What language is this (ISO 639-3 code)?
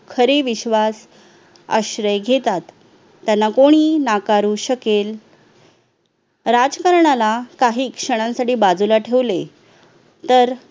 mar